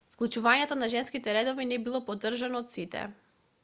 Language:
Macedonian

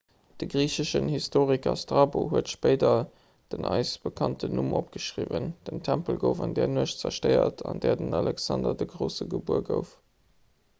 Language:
Luxembourgish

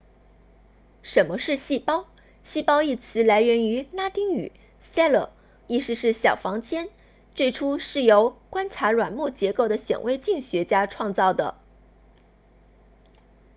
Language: Chinese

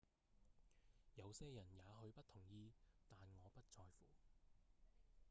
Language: Cantonese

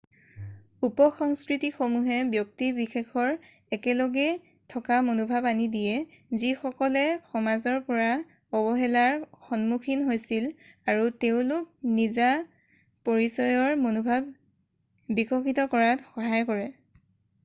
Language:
Assamese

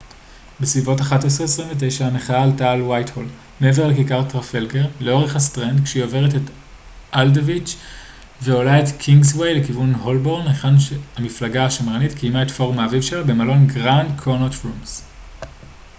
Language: Hebrew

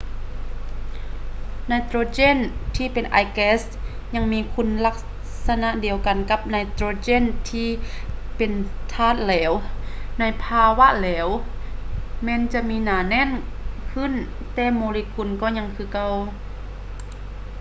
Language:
Lao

